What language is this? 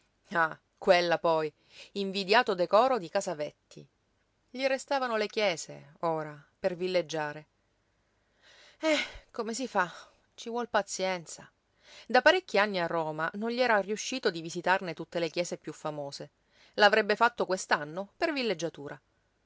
Italian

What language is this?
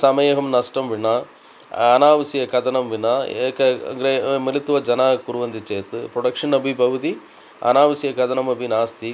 Sanskrit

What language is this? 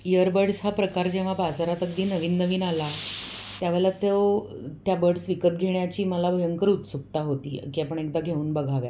Marathi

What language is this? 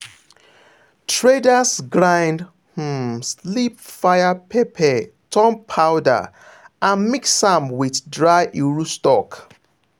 Nigerian Pidgin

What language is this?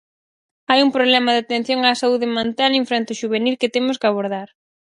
Galician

